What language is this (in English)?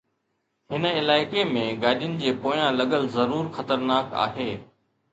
Sindhi